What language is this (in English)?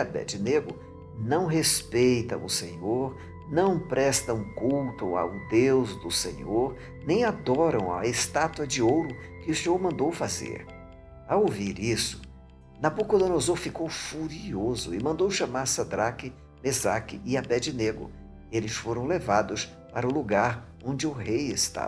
Portuguese